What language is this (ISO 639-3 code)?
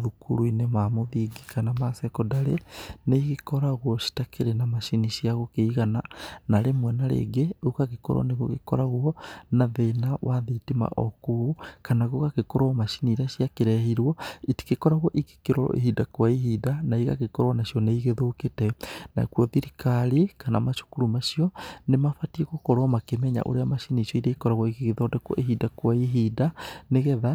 kik